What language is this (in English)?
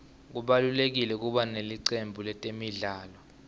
Swati